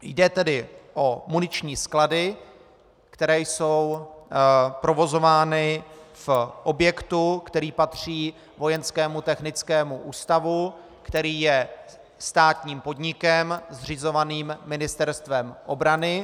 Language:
Czech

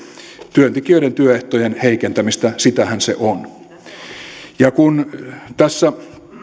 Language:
Finnish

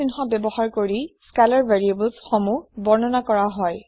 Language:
Assamese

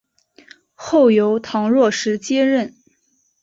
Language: Chinese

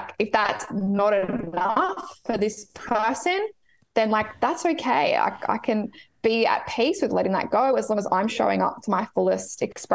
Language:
English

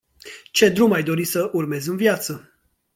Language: Romanian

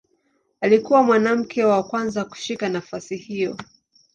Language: Swahili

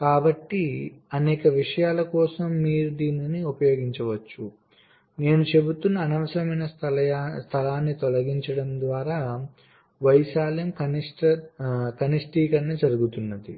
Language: Telugu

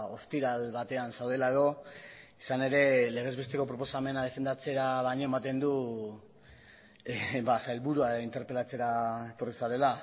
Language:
Basque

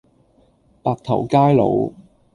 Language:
Cantonese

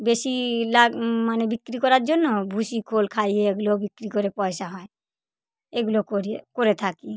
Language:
Bangla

